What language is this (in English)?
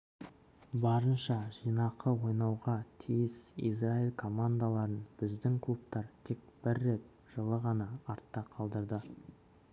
Kazakh